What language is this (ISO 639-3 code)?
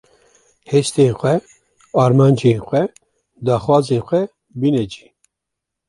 kur